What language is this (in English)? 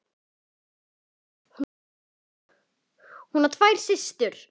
Icelandic